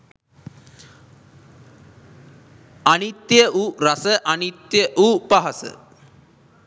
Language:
Sinhala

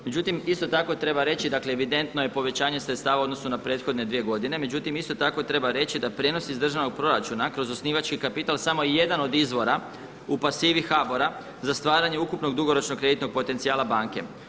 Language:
Croatian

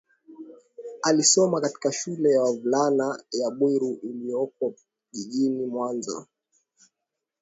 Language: Swahili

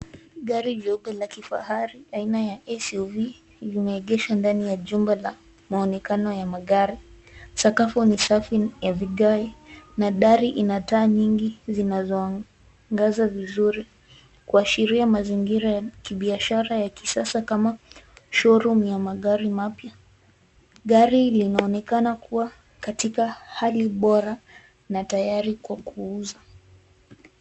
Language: Swahili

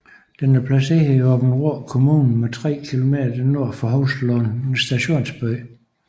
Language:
Danish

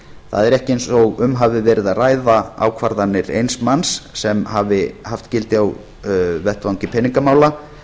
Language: Icelandic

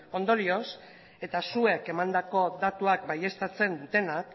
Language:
Basque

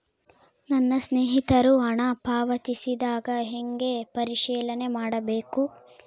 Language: Kannada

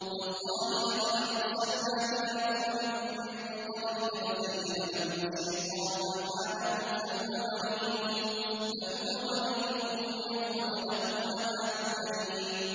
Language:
Arabic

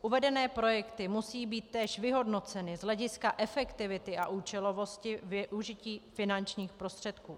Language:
Czech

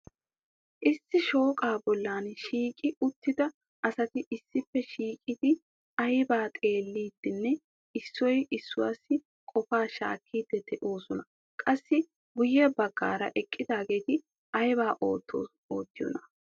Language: Wolaytta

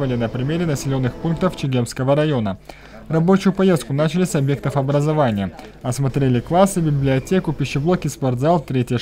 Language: Russian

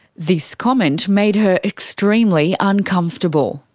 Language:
English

